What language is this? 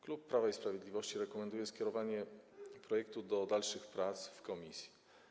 Polish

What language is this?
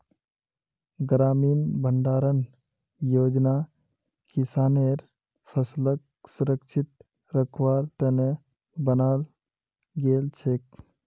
Magahi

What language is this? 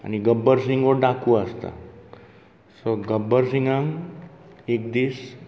Konkani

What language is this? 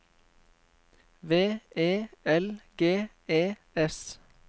Norwegian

